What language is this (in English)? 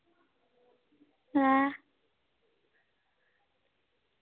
Dogri